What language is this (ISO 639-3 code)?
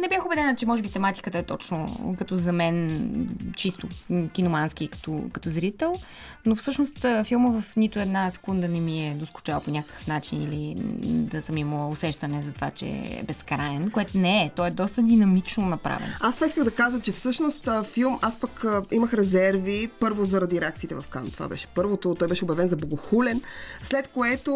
bul